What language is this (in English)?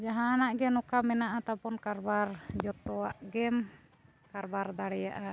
Santali